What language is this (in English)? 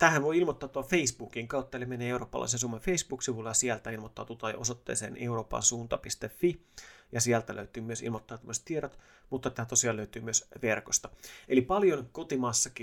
Finnish